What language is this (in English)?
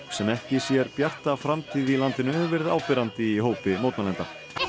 Icelandic